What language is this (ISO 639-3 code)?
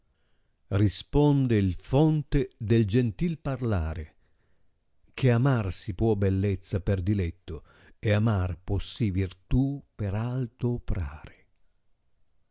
ita